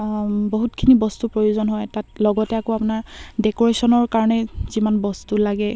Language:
Assamese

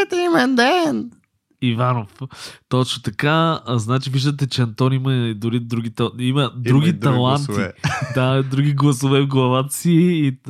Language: Bulgarian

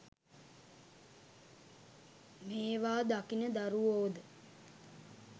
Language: Sinhala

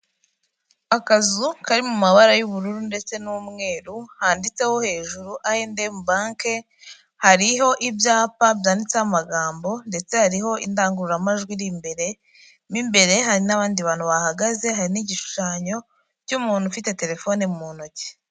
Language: Kinyarwanda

